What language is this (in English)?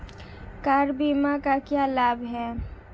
Hindi